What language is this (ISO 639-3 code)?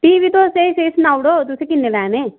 doi